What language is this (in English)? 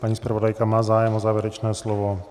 Czech